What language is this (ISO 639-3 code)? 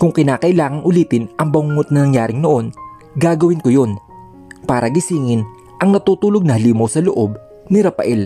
fil